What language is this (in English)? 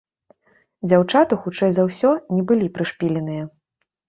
Belarusian